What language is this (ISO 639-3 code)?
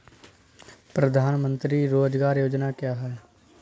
hin